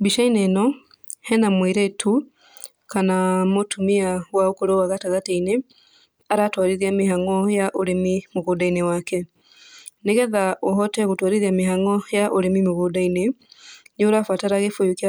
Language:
Kikuyu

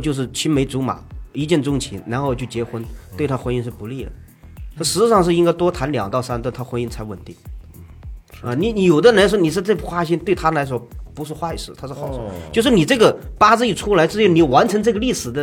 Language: Chinese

